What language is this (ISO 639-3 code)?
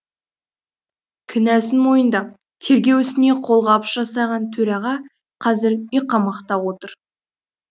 kaz